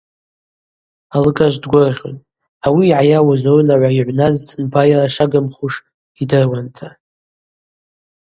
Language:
Abaza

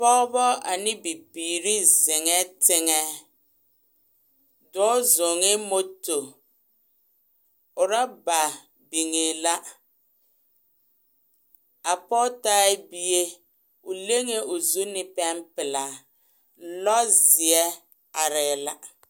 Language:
Southern Dagaare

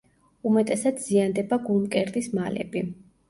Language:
Georgian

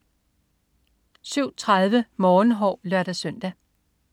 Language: Danish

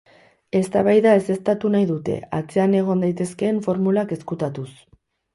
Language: Basque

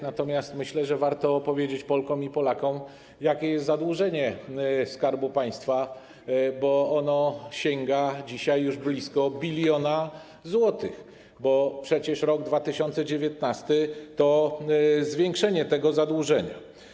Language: Polish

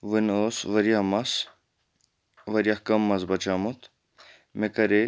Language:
Kashmiri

